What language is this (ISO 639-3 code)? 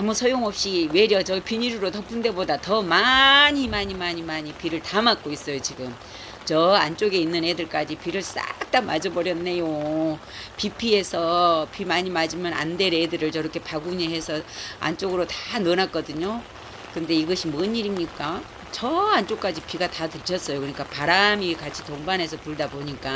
kor